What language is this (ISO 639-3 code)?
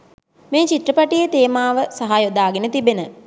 sin